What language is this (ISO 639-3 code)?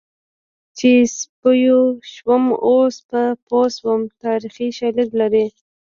pus